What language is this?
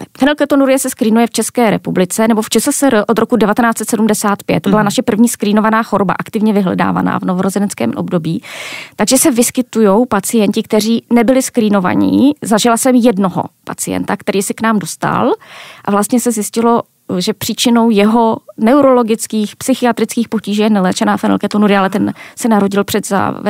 Czech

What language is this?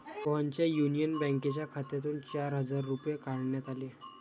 Marathi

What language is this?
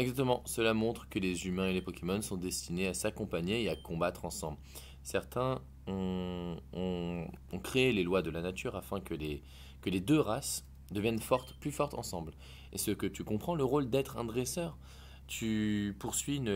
French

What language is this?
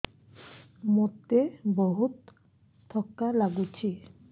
Odia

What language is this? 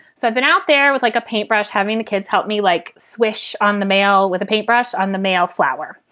English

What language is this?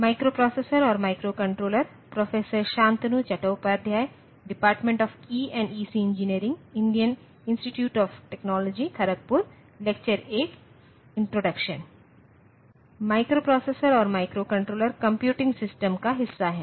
Hindi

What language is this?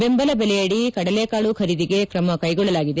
Kannada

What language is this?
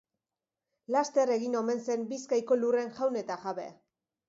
Basque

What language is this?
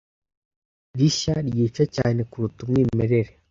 Kinyarwanda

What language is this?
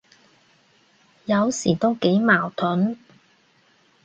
Cantonese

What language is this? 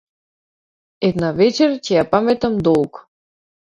Macedonian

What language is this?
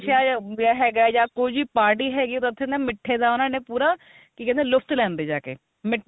Punjabi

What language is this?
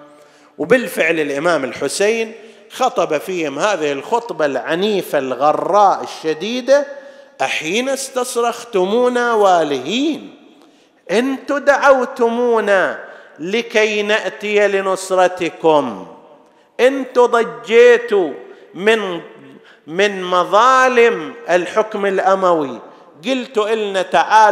Arabic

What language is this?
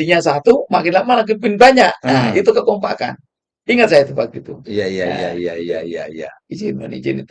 Indonesian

